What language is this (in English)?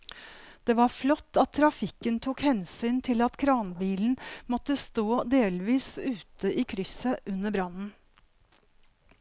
Norwegian